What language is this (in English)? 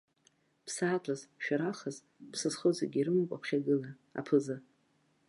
Abkhazian